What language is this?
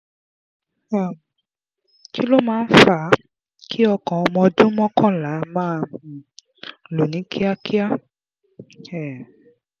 Yoruba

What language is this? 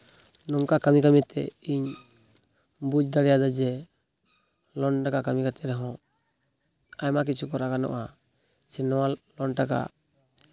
Santali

